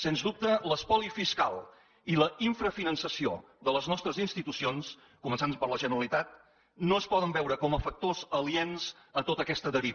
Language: Catalan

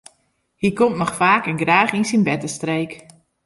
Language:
Western Frisian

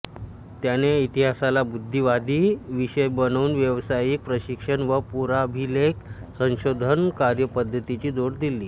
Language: Marathi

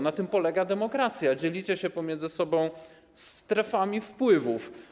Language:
Polish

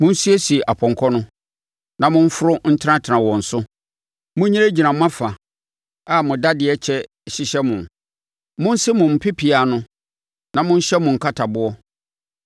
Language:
Akan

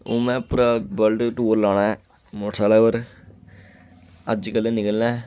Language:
Dogri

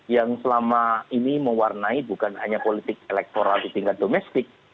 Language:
Indonesian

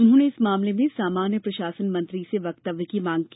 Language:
Hindi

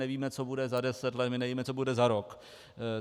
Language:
Czech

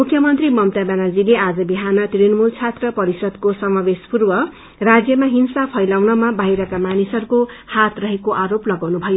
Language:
Nepali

